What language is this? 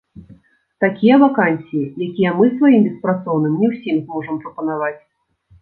Belarusian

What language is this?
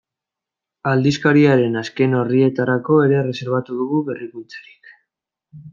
Basque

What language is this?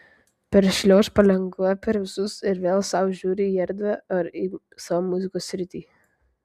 Lithuanian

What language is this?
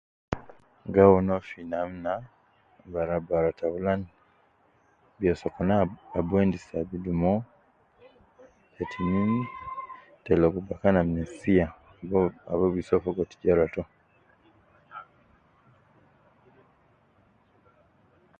Nubi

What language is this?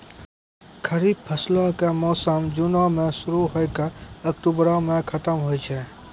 Maithili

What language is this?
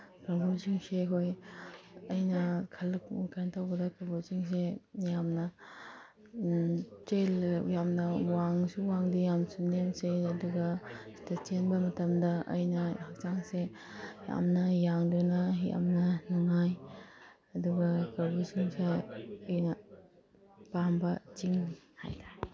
Manipuri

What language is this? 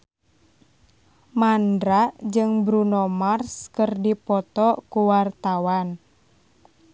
Sundanese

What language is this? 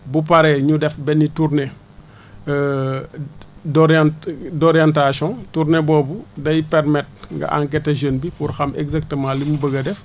Wolof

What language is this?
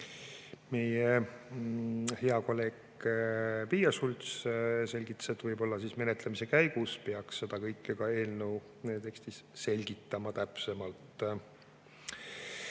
Estonian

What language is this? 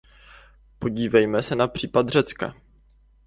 Czech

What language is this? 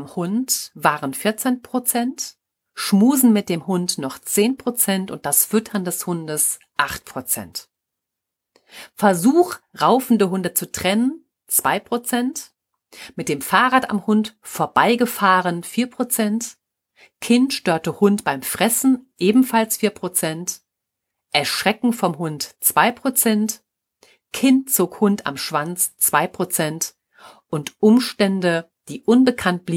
German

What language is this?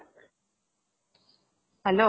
Assamese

